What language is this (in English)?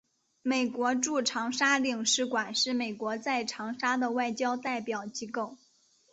Chinese